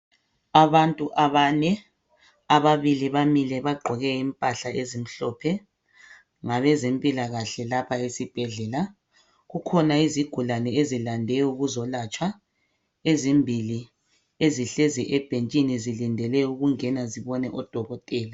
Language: North Ndebele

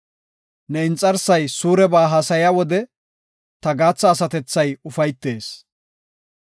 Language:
Gofa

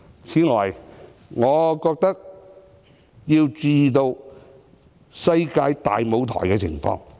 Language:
Cantonese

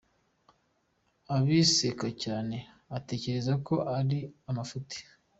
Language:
Kinyarwanda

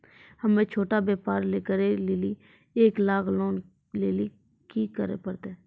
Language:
Maithili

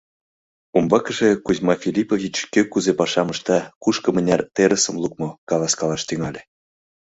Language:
Mari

